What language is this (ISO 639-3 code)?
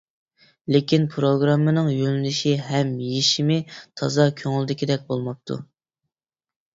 uig